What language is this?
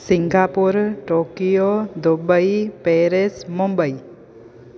Sindhi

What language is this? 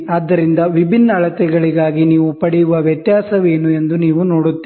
Kannada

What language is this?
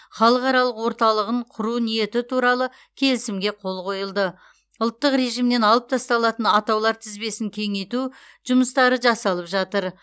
Kazakh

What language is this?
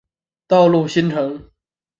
Chinese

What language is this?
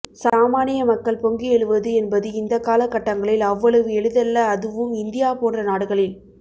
Tamil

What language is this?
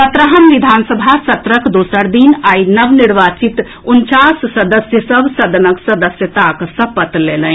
Maithili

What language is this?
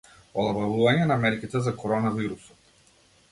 Macedonian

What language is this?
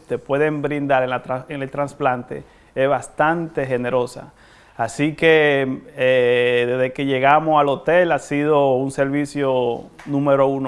Spanish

